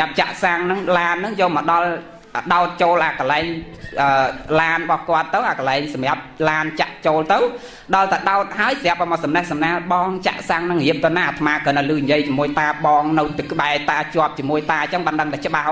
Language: Thai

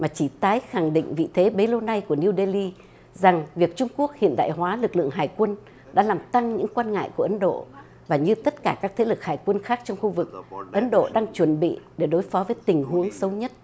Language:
Vietnamese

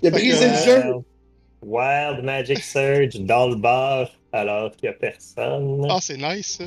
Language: French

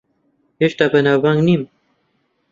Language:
Central Kurdish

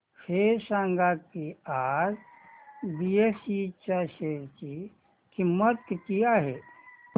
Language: Marathi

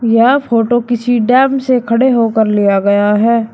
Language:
Hindi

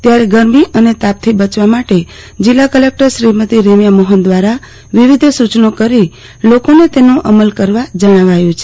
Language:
Gujarati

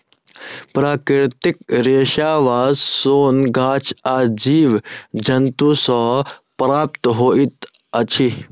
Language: Maithili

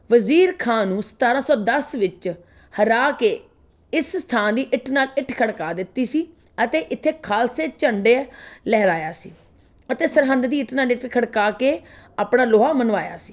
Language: Punjabi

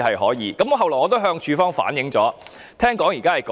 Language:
Cantonese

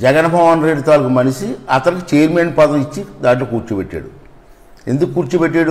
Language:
Hindi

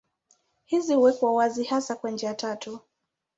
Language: Swahili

